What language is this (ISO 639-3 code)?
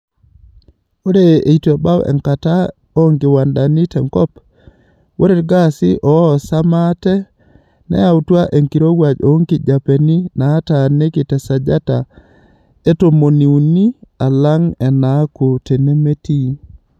mas